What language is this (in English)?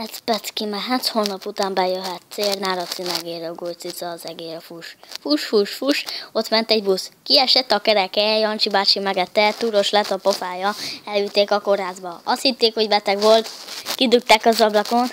Hungarian